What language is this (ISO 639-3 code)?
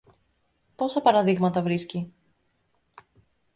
ell